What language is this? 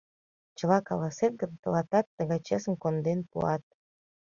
Mari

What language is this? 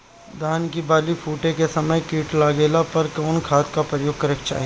Bhojpuri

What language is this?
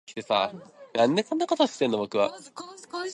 Japanese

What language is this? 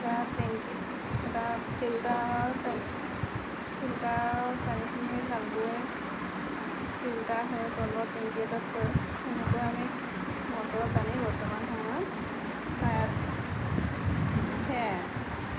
Assamese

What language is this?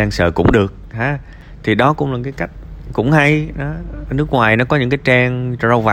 Vietnamese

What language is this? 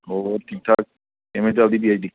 Punjabi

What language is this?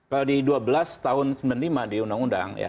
Indonesian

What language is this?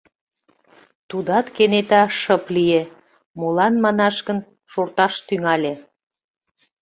Mari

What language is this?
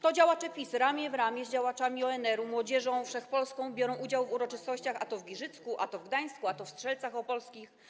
Polish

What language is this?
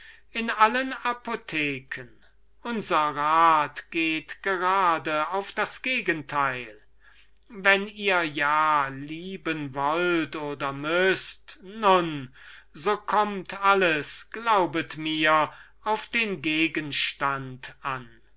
German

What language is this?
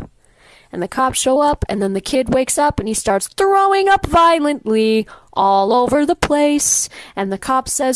English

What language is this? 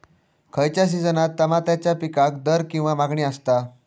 Marathi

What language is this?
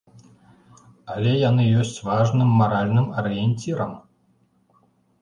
Belarusian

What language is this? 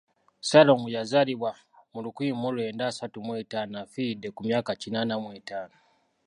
Ganda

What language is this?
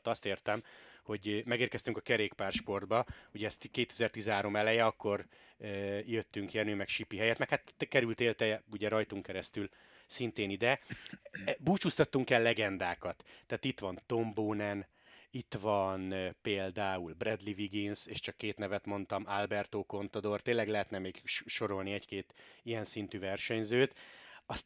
Hungarian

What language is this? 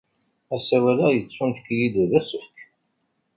Kabyle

